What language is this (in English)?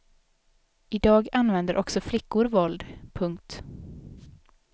Swedish